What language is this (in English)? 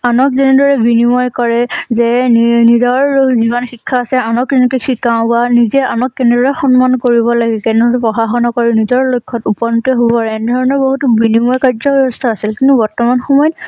Assamese